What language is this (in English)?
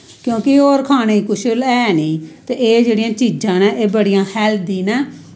Dogri